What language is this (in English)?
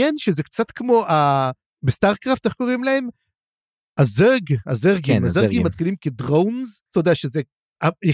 Hebrew